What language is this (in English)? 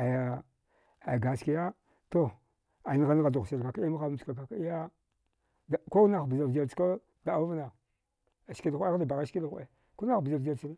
Dghwede